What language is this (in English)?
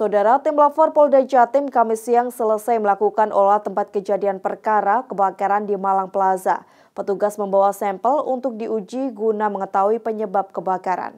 Indonesian